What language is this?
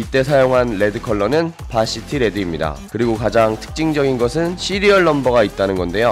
Korean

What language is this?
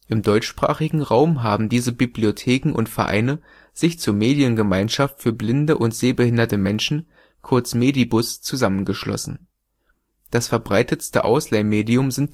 German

